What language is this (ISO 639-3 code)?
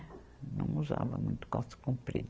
por